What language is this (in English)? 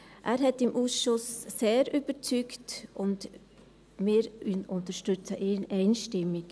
Swiss German